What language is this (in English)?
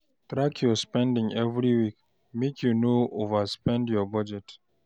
Nigerian Pidgin